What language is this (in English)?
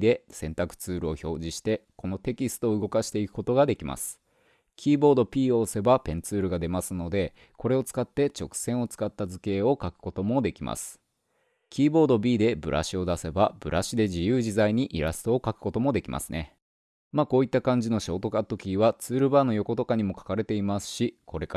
Japanese